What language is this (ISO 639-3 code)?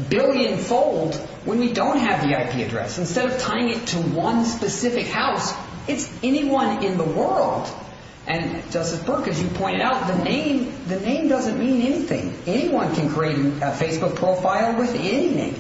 eng